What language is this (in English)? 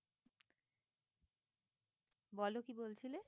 Bangla